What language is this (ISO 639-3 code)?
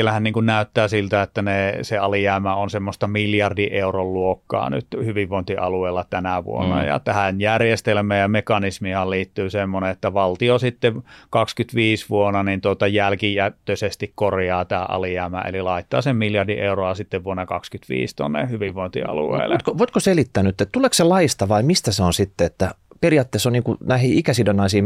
fin